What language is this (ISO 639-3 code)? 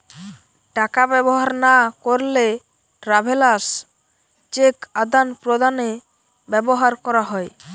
ben